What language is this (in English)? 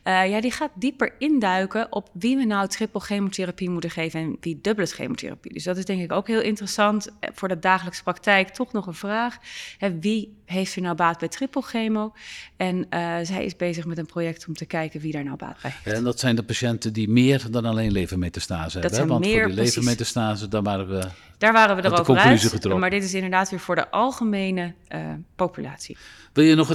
Dutch